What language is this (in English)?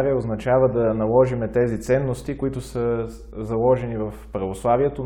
Bulgarian